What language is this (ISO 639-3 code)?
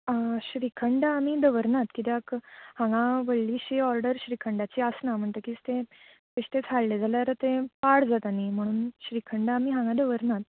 kok